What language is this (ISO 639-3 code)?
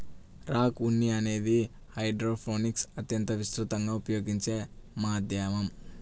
tel